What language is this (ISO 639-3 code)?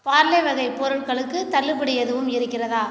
tam